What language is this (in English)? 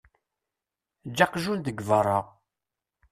Kabyle